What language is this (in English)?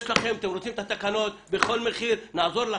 Hebrew